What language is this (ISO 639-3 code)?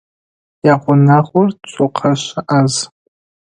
ady